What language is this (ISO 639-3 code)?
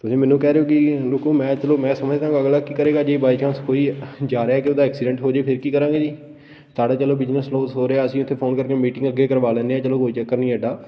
pan